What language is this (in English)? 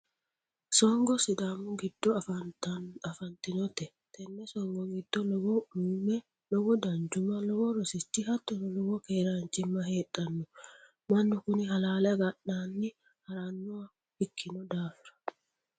Sidamo